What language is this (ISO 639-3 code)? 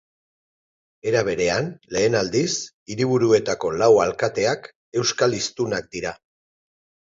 eus